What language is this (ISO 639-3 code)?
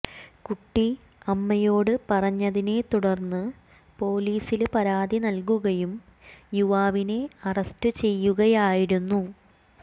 mal